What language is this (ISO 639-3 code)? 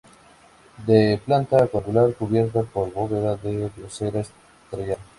spa